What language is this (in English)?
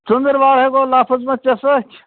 Kashmiri